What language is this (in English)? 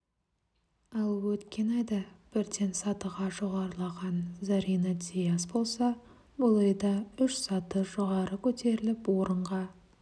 Kazakh